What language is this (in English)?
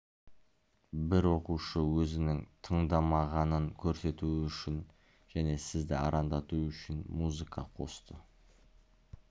Kazakh